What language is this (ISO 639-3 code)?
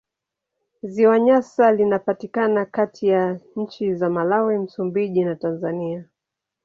swa